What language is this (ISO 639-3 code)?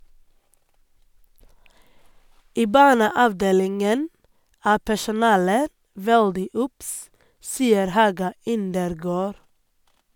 nor